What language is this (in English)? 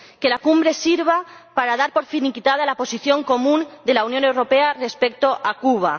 Spanish